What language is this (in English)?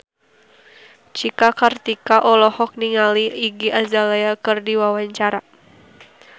Sundanese